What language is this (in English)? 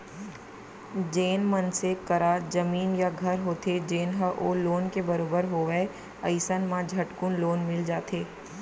Chhattisgarhi